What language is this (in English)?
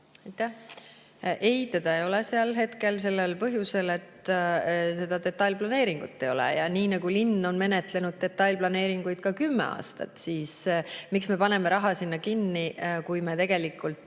Estonian